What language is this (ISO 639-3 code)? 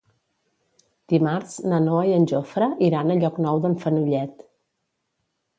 cat